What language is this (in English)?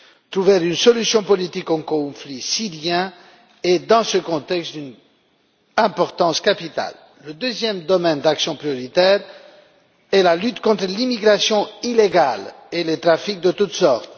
French